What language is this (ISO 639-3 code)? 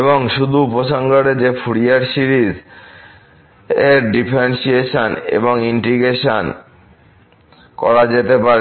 ben